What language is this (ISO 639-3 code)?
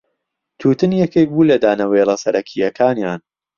ckb